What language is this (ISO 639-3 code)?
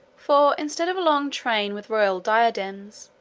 eng